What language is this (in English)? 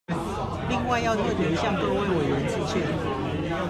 Chinese